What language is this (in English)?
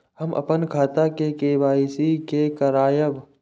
Maithili